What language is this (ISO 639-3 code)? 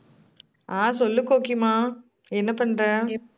tam